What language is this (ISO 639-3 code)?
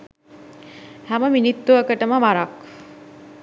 sin